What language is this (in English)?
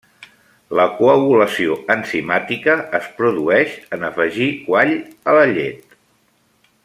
Catalan